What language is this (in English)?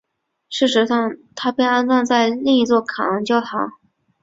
Chinese